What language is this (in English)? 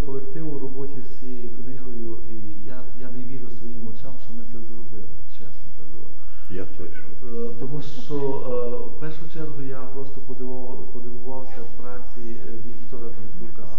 Ukrainian